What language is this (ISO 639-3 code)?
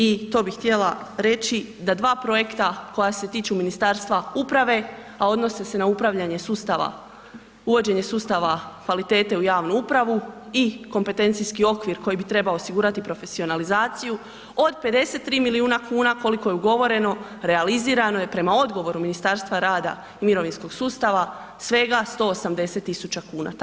hrv